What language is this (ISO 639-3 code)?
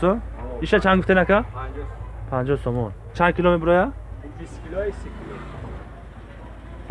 tur